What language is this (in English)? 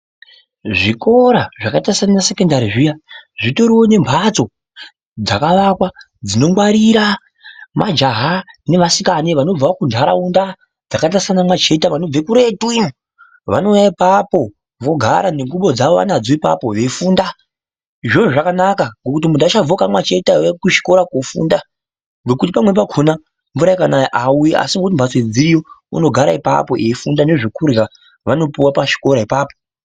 Ndau